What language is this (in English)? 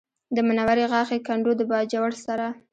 Pashto